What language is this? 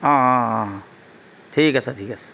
Assamese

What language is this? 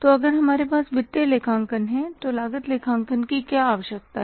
Hindi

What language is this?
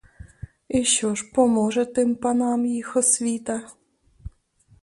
Ukrainian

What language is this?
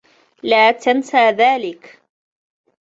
Arabic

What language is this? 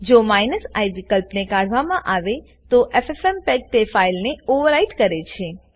Gujarati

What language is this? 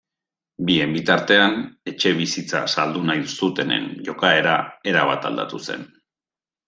Basque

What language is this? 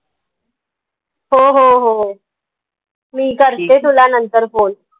Marathi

